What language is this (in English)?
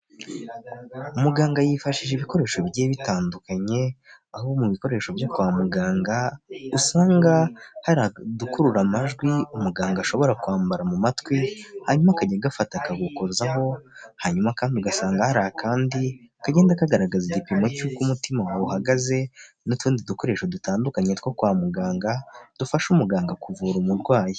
Kinyarwanda